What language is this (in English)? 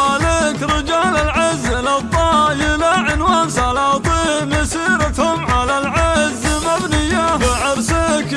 Arabic